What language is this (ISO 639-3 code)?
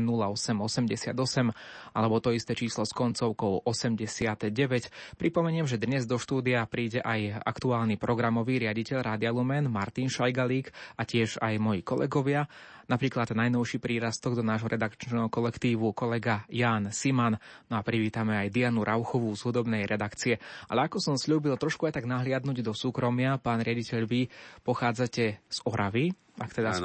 slk